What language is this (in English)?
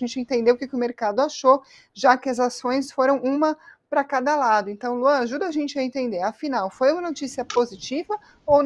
Portuguese